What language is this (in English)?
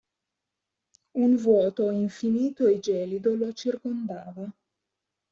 Italian